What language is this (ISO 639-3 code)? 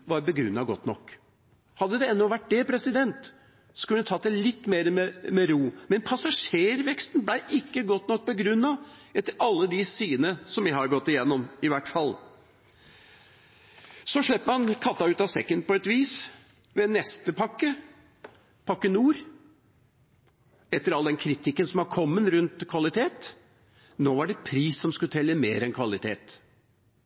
nob